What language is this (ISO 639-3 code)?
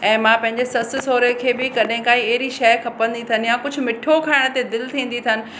snd